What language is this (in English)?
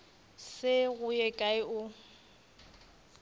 Northern Sotho